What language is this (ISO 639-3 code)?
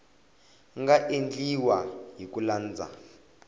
tso